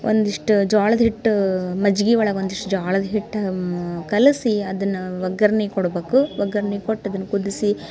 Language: Kannada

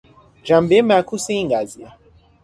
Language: Persian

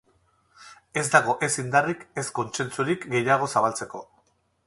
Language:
Basque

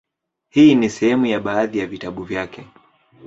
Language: Swahili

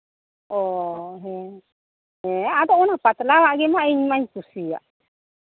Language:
Santali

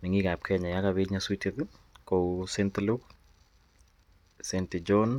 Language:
Kalenjin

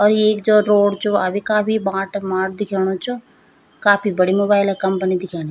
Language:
Garhwali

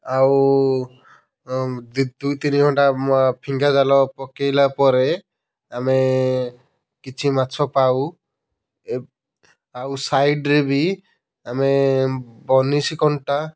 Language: Odia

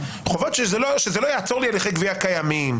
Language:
Hebrew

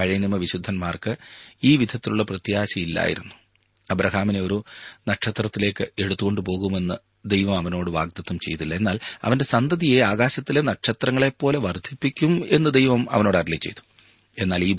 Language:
Malayalam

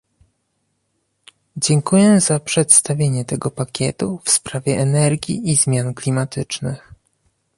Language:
Polish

